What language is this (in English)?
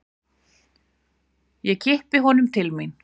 Icelandic